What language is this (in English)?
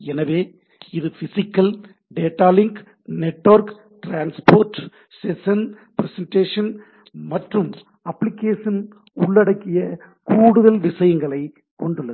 Tamil